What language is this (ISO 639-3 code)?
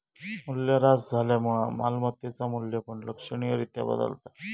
mar